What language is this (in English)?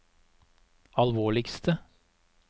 Norwegian